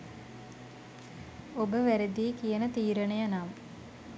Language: Sinhala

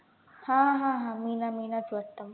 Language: Marathi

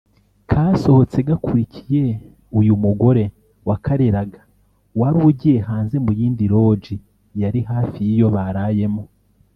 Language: Kinyarwanda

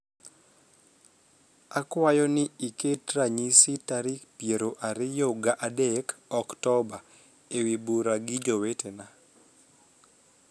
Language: Luo (Kenya and Tanzania)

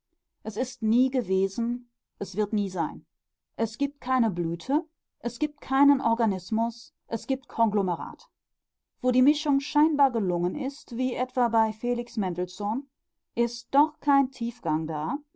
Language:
German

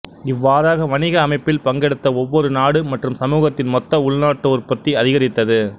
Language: Tamil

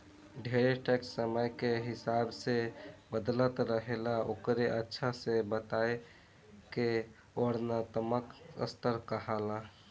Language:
Bhojpuri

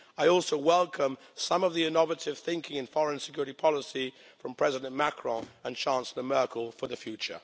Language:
English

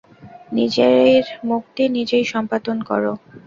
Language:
Bangla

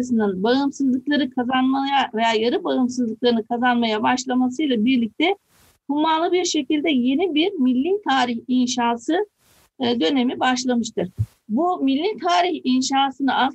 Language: Turkish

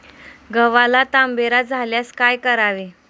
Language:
Marathi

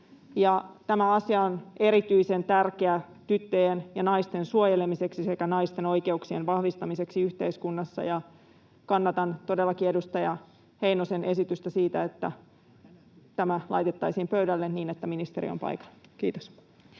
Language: Finnish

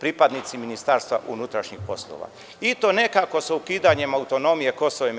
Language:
Serbian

